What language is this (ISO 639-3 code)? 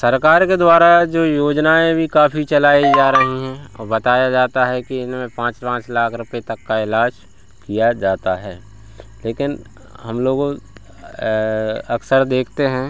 hin